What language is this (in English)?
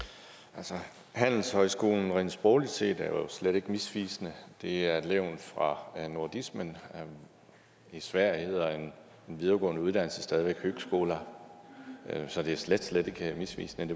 Danish